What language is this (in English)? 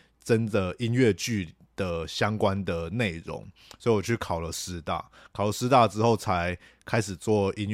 Chinese